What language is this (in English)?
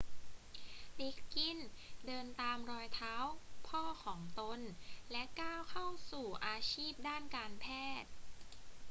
Thai